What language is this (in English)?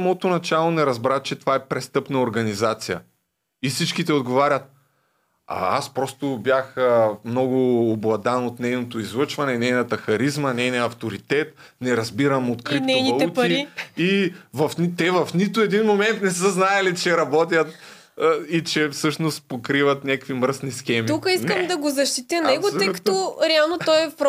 Bulgarian